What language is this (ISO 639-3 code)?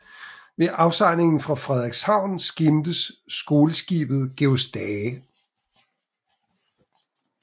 dan